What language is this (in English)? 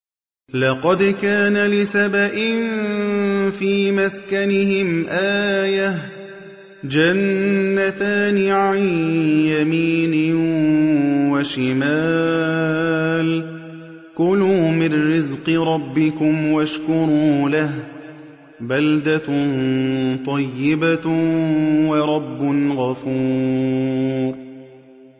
Arabic